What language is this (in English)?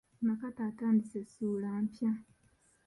Ganda